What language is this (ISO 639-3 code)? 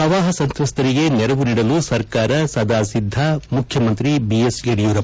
kan